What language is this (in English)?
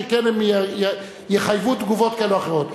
Hebrew